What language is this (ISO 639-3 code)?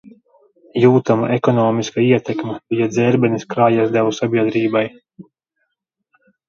lav